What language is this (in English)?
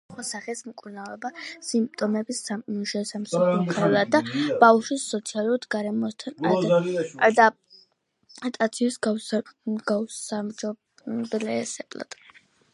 Georgian